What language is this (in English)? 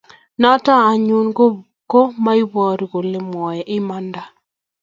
Kalenjin